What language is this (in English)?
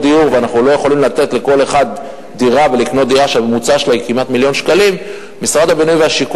Hebrew